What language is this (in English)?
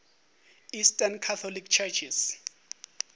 Northern Sotho